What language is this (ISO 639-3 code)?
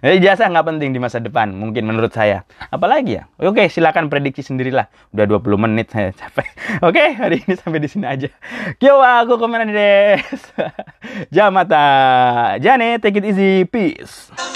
ind